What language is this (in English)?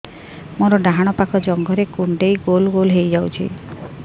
Odia